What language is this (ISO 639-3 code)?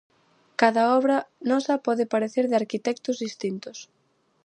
glg